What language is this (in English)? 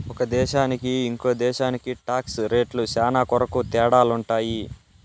Telugu